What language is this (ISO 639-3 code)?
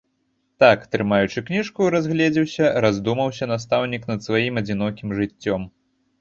bel